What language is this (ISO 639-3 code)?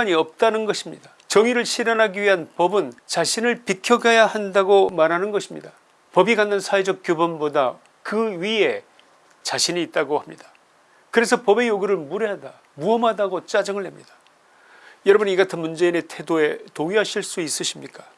kor